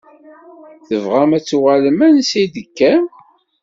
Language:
Kabyle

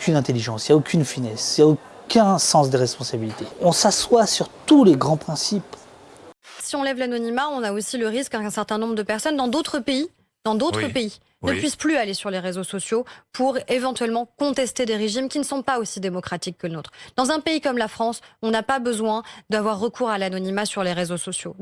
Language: French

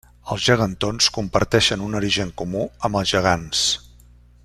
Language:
Catalan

